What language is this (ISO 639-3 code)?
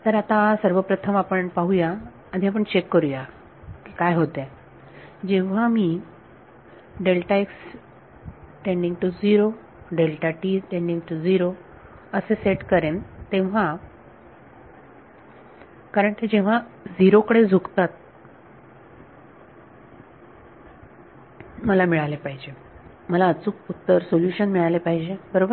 mar